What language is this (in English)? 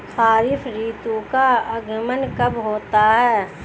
Hindi